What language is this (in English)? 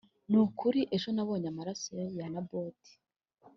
Kinyarwanda